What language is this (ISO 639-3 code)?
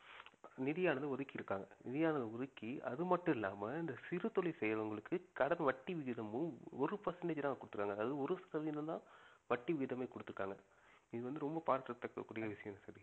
tam